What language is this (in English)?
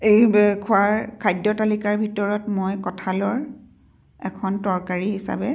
Assamese